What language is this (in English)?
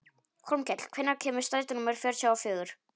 Icelandic